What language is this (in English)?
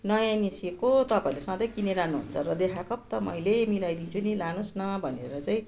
Nepali